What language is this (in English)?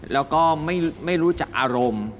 Thai